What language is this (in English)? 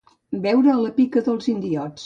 Catalan